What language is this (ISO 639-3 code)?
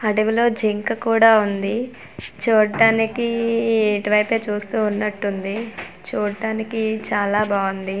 tel